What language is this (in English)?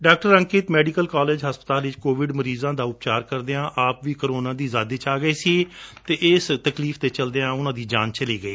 Punjabi